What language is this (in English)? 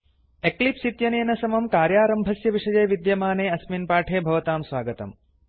Sanskrit